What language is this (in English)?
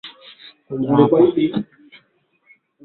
Swahili